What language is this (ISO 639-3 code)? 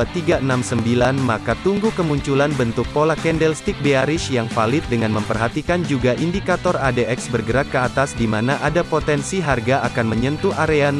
ind